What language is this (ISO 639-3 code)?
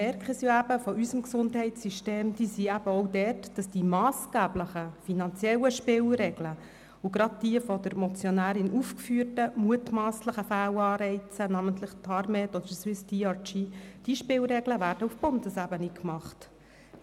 gsw